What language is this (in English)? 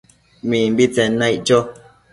Matsés